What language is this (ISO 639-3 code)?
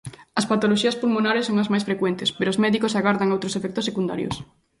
glg